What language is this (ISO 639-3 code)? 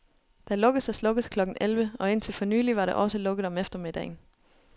dan